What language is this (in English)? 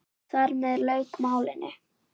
Icelandic